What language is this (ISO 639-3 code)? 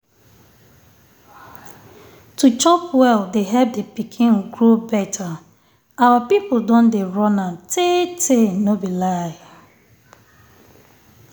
pcm